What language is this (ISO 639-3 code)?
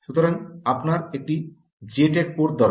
ben